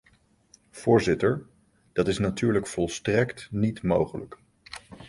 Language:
Dutch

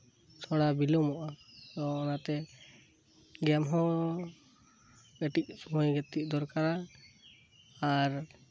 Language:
Santali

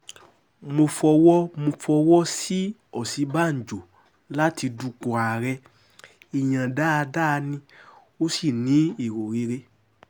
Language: Yoruba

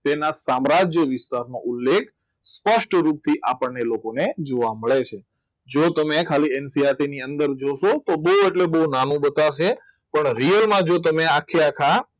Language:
Gujarati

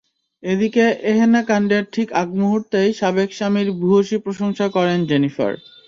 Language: Bangla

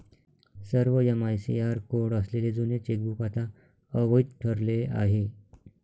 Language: Marathi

